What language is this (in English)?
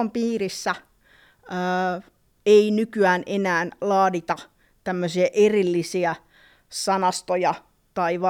Finnish